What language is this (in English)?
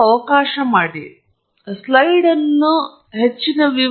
Kannada